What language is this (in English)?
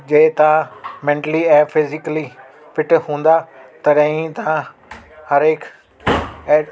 Sindhi